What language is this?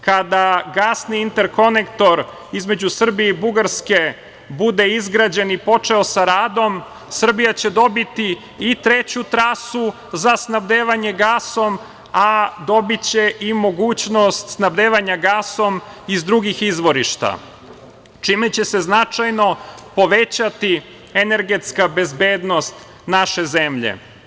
Serbian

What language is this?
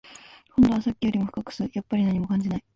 Japanese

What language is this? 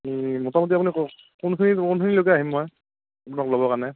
Assamese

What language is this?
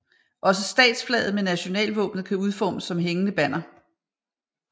Danish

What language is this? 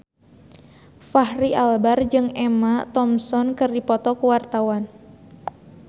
Sundanese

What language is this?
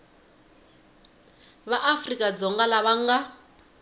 Tsonga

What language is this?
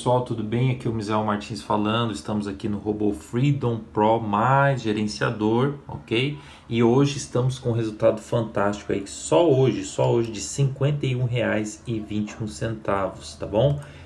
Portuguese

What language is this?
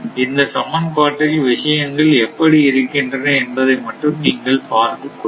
Tamil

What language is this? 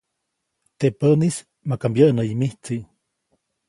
Copainalá Zoque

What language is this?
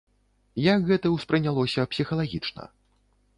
Belarusian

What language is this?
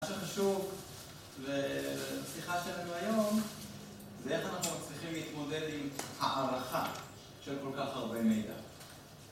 Hebrew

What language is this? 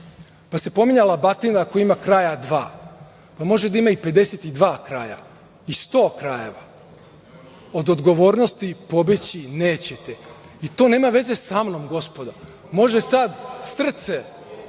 Serbian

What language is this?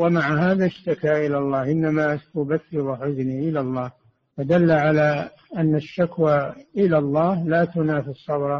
Arabic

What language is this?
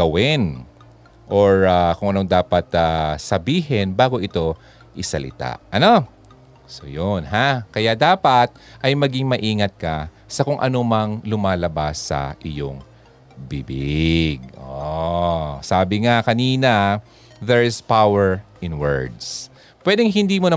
Filipino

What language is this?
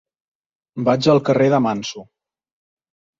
Catalan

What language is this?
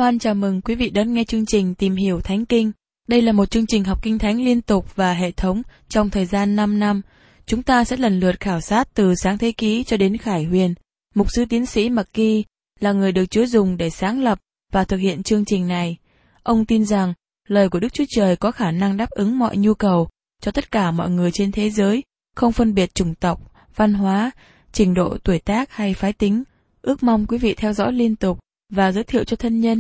Vietnamese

